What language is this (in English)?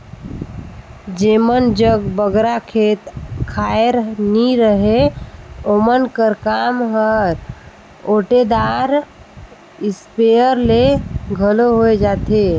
Chhattisgarhi